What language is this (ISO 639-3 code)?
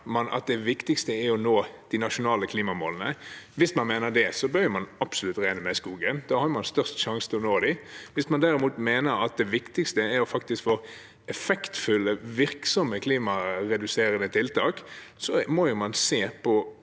nor